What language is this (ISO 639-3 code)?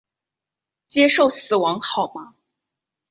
zho